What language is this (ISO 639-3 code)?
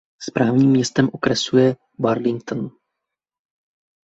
ces